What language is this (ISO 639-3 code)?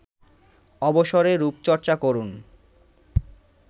ben